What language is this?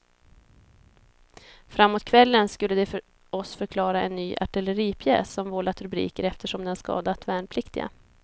Swedish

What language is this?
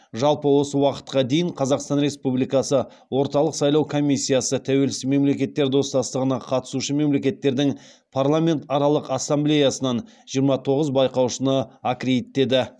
Kazakh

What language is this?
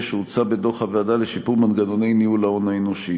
Hebrew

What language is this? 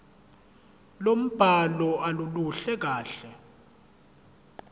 Zulu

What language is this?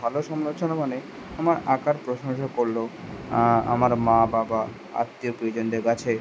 Bangla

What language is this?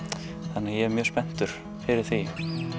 Icelandic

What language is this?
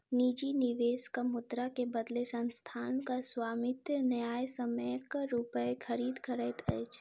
Maithili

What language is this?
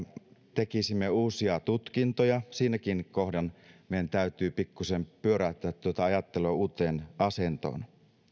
Finnish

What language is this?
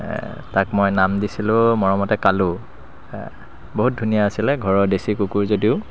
Assamese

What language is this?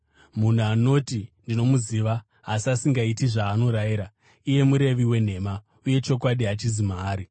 Shona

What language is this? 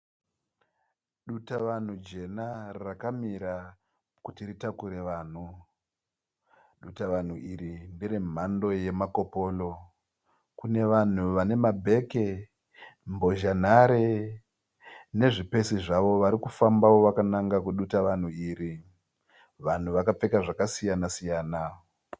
Shona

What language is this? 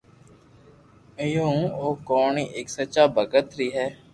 Loarki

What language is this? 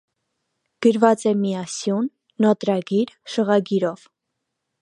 Armenian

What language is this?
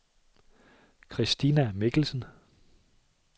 Danish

